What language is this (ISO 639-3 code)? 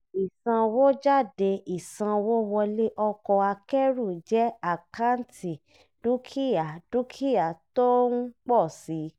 yor